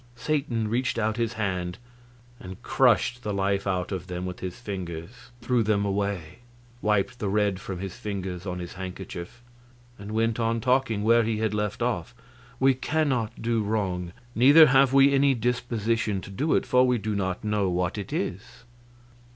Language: English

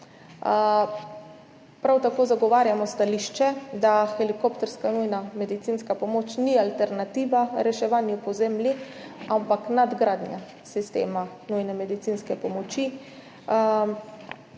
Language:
Slovenian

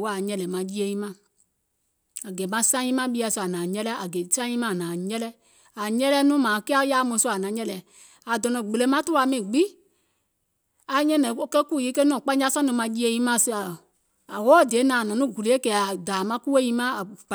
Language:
Gola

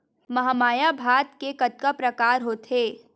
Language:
Chhattisgarhi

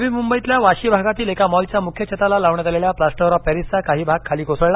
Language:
Marathi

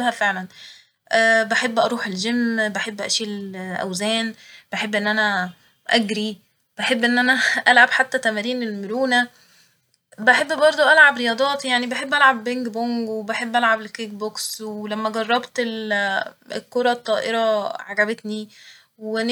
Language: Egyptian Arabic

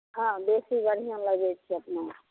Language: Maithili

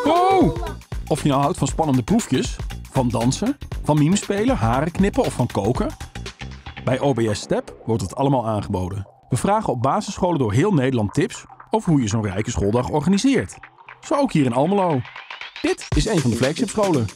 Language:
Dutch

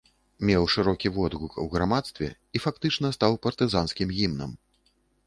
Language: Belarusian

